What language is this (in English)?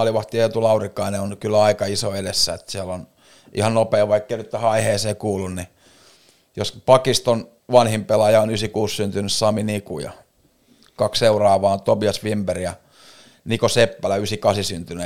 Finnish